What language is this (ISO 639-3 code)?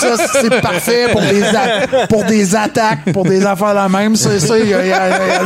fra